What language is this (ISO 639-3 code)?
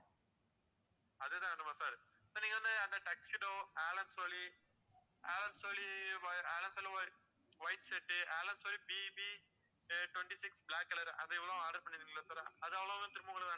tam